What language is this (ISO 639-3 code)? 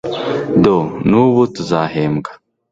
kin